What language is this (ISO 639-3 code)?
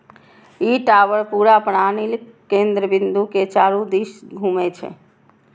mai